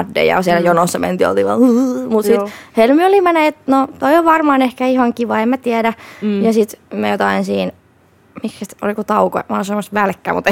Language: Finnish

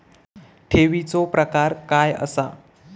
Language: Marathi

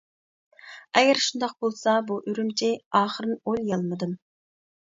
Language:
Uyghur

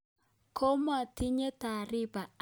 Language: Kalenjin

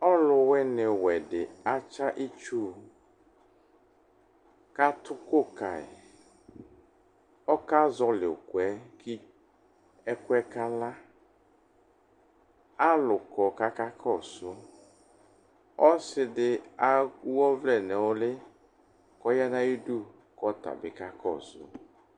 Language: Ikposo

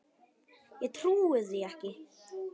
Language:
Icelandic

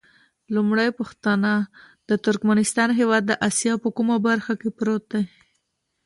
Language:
Pashto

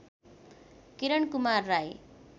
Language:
Nepali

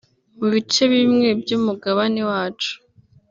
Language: Kinyarwanda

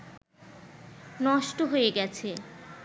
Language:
Bangla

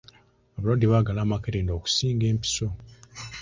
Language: Ganda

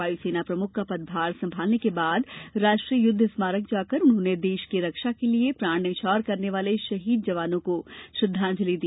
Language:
Hindi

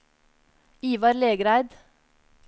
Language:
Norwegian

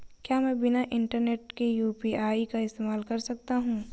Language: Hindi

